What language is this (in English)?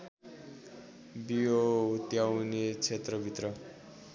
Nepali